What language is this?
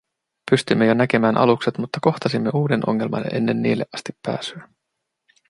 Finnish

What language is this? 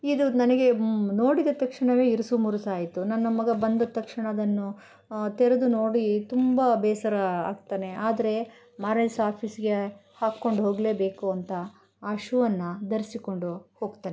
Kannada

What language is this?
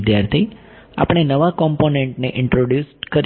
Gujarati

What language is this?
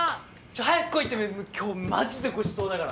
Japanese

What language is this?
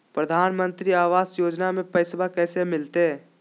Magahi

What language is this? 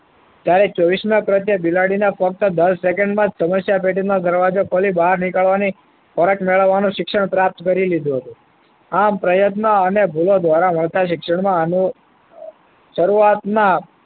Gujarati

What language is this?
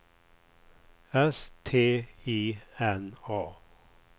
Swedish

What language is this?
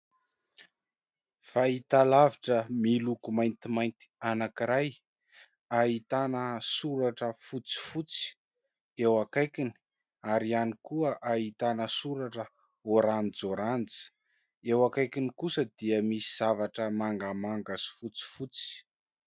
Malagasy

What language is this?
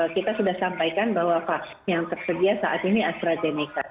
Indonesian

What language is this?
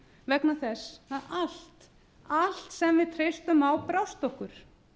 Icelandic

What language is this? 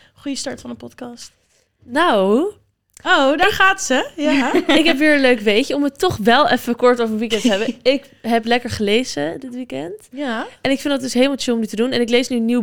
Dutch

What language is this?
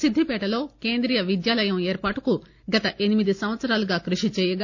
Telugu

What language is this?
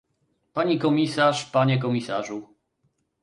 Polish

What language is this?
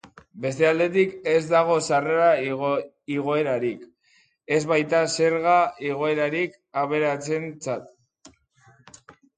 Basque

